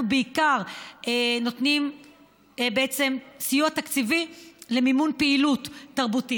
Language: Hebrew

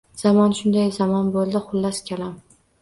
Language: Uzbek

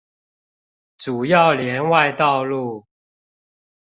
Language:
Chinese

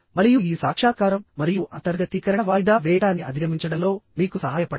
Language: Telugu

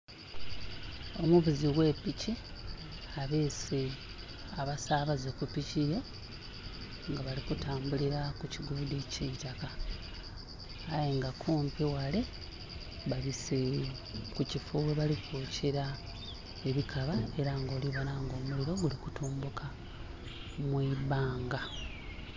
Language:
Soga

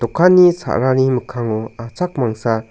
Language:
Garo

